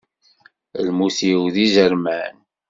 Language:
Kabyle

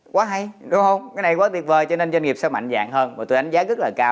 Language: Vietnamese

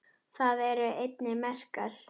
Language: Icelandic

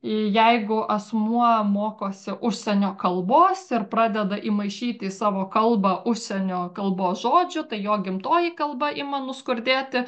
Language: Lithuanian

